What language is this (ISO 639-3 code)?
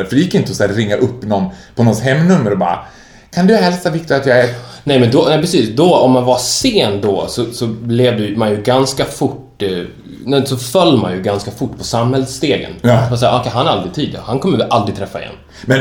swe